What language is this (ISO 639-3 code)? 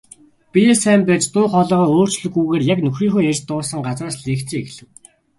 mon